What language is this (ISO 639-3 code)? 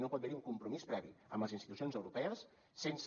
cat